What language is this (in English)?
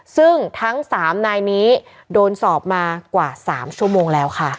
Thai